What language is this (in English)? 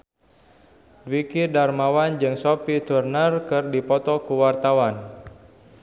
Sundanese